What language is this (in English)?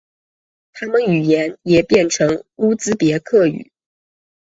Chinese